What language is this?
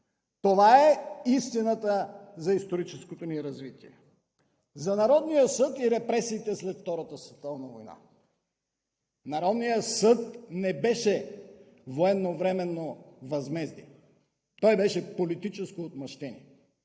Bulgarian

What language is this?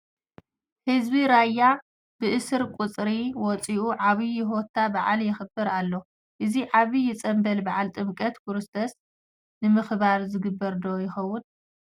Tigrinya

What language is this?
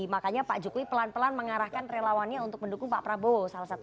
Indonesian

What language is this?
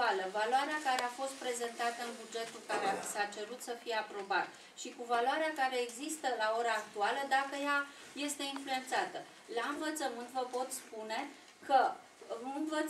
Romanian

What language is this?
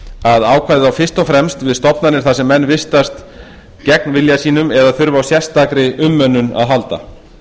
Icelandic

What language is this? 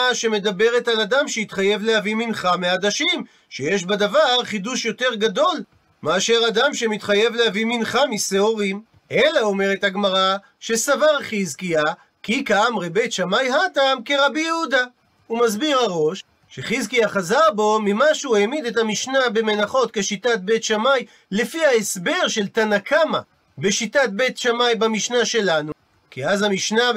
Hebrew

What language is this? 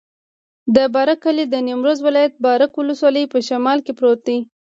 Pashto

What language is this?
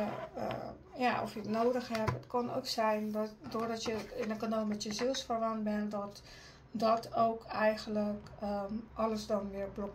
Dutch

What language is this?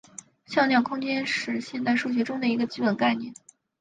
Chinese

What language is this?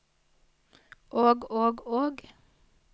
Norwegian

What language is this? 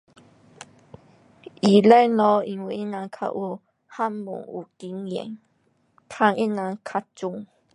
Pu-Xian Chinese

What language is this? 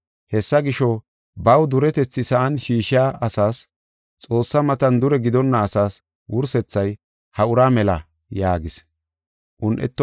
Gofa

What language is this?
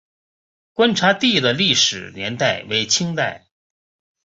Chinese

